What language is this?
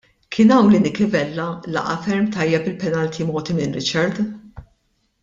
Maltese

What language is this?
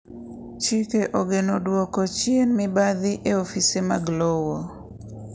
Luo (Kenya and Tanzania)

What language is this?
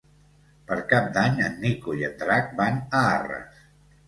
Catalan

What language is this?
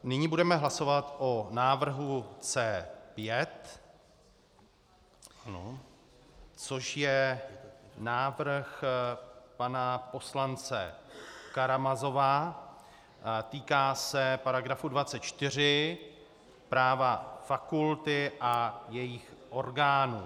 Czech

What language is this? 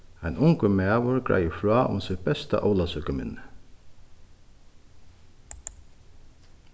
Faroese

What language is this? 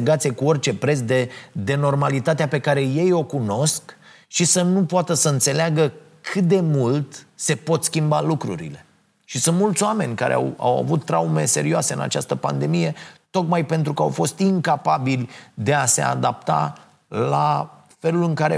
Romanian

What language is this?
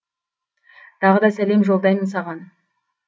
Kazakh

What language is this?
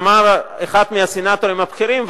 Hebrew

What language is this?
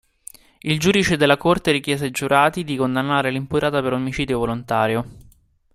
Italian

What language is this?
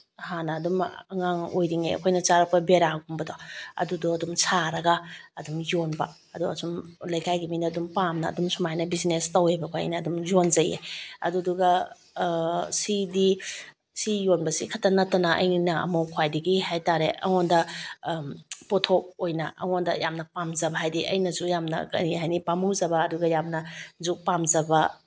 Manipuri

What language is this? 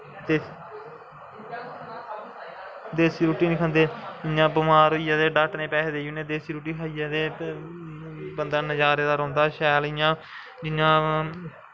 Dogri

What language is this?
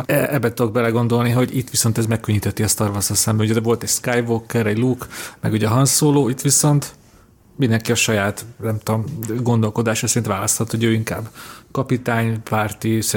Hungarian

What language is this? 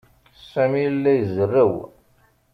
Kabyle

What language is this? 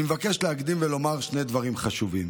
Hebrew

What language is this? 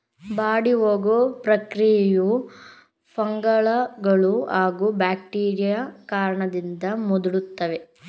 Kannada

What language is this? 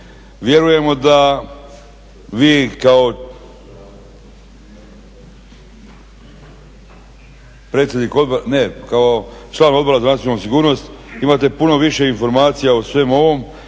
Croatian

